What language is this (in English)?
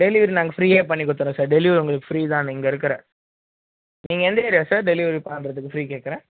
Tamil